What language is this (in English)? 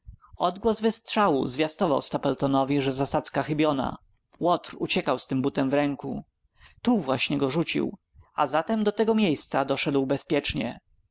Polish